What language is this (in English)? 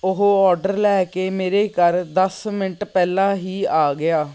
Punjabi